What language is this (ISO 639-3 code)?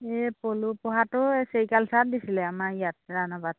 asm